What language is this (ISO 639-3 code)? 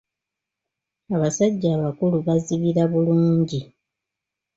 lug